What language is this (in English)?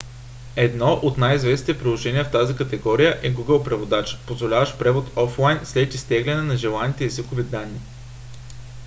Bulgarian